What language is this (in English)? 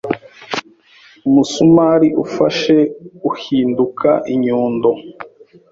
Kinyarwanda